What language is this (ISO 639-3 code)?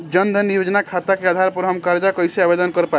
bho